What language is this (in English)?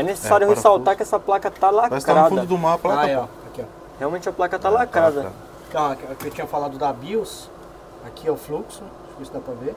Portuguese